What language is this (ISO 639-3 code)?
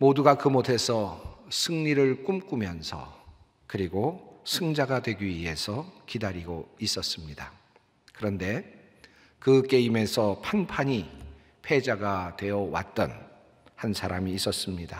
kor